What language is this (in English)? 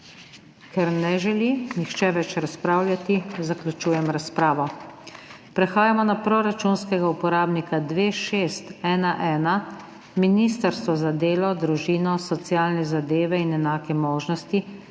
Slovenian